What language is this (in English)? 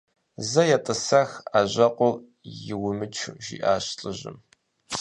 Kabardian